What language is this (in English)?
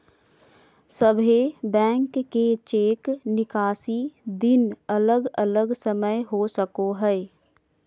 Magahi